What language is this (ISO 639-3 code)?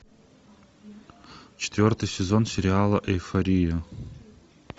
rus